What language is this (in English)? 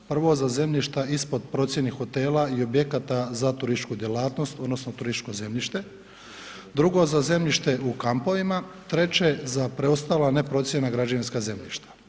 Croatian